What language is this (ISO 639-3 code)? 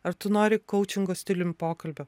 lit